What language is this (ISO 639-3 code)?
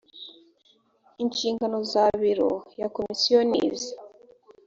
kin